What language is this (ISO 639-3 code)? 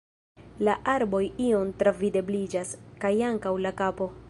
epo